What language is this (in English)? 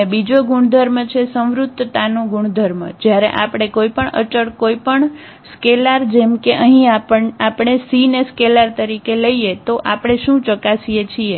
Gujarati